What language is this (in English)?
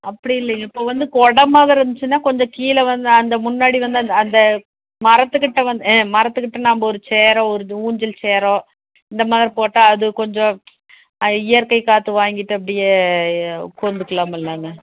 Tamil